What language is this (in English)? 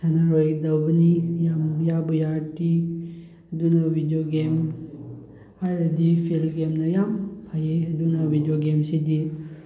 Manipuri